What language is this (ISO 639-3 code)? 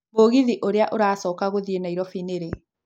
kik